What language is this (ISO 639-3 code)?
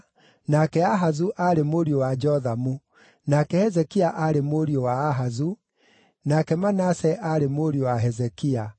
kik